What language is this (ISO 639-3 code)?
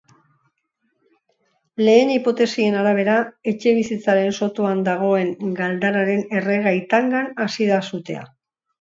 eus